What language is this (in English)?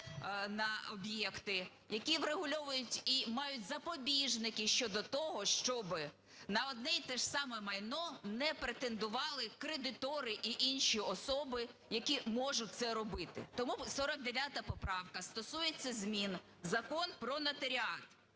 Ukrainian